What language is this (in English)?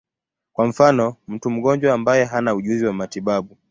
Swahili